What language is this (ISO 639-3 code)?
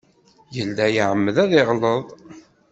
kab